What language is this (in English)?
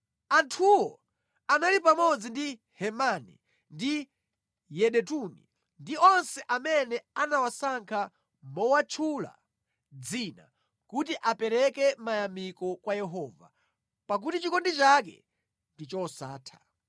Nyanja